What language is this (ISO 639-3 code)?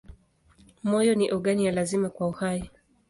swa